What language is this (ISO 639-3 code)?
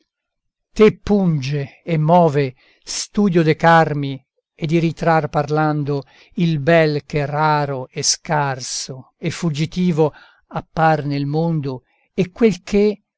ita